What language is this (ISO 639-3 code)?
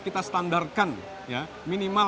ind